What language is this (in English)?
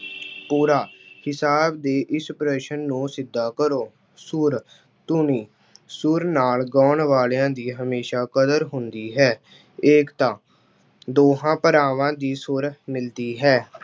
Punjabi